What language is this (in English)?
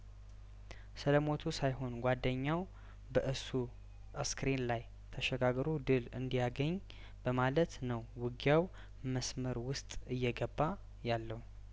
Amharic